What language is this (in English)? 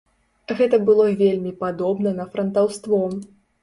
Belarusian